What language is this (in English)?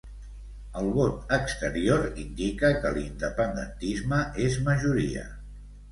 Catalan